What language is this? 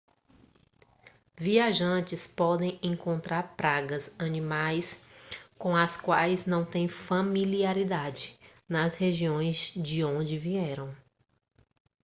Portuguese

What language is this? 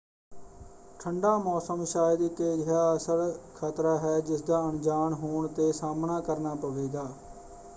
Punjabi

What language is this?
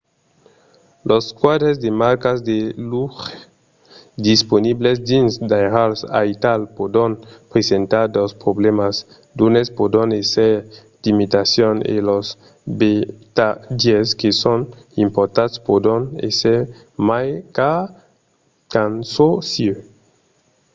Occitan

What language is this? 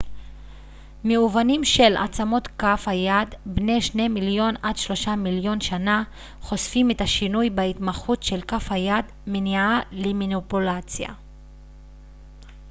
Hebrew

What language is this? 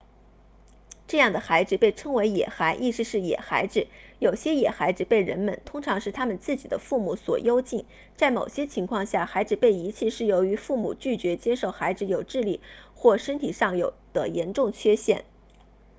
Chinese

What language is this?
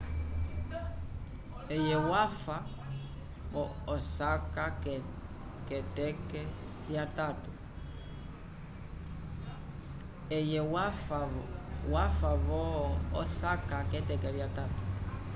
Umbundu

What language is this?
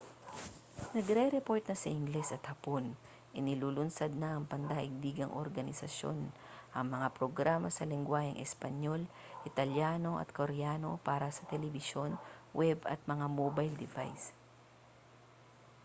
Filipino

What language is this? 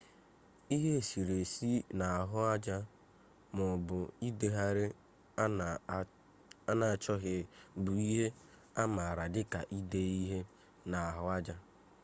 Igbo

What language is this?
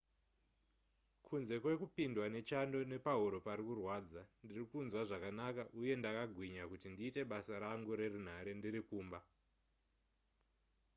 Shona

